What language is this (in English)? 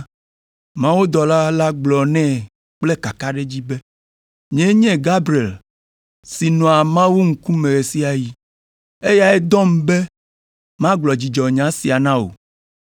Ewe